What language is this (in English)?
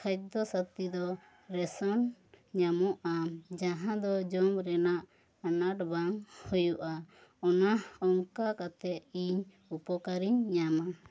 Santali